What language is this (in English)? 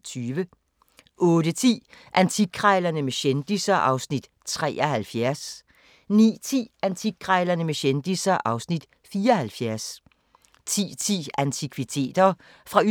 Danish